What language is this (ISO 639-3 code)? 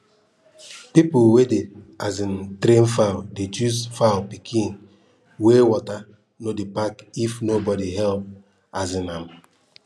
pcm